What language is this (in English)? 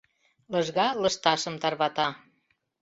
Mari